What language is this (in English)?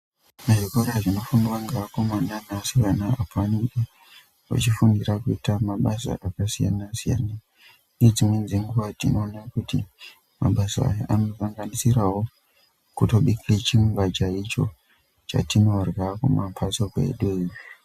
Ndau